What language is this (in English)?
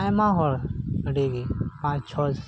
Santali